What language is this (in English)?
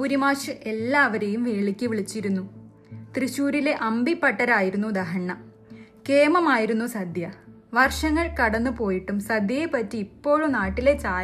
Malayalam